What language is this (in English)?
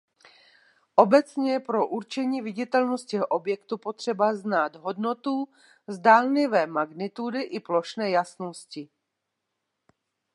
Czech